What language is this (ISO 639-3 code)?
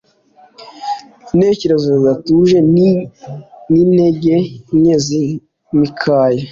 kin